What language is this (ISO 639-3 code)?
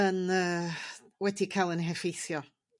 cym